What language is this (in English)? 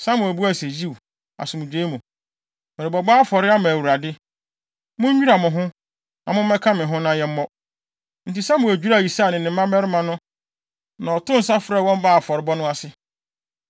Akan